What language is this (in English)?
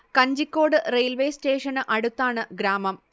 Malayalam